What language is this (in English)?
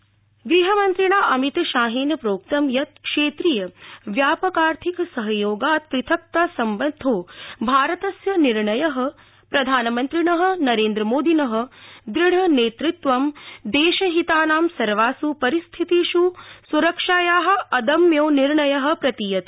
Sanskrit